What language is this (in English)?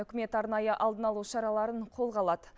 Kazakh